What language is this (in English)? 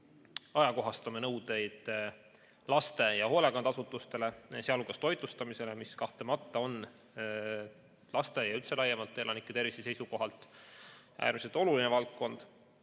Estonian